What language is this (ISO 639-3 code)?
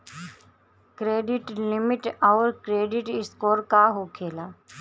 bho